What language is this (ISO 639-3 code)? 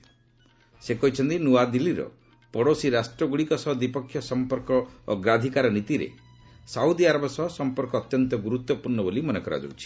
ori